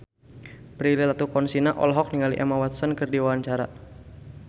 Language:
Sundanese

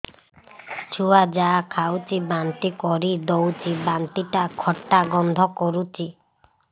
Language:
Odia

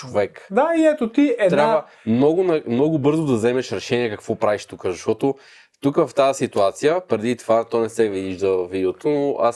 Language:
Bulgarian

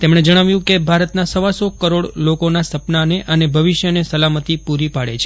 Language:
Gujarati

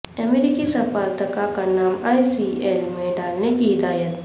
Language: Urdu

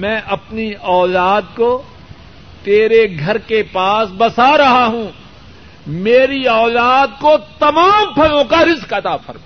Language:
Urdu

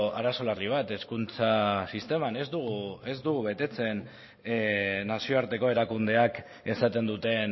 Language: Basque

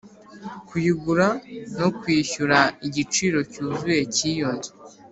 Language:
Kinyarwanda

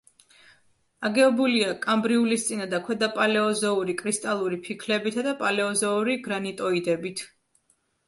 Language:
Georgian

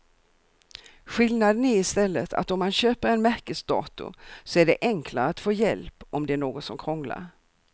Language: Swedish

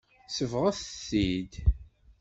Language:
Kabyle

